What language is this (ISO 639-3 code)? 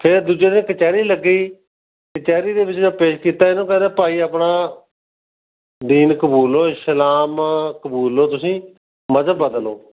pan